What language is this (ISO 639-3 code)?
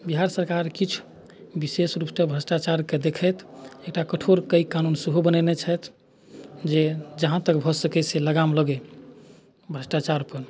mai